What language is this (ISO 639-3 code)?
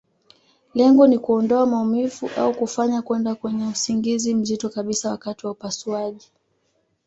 swa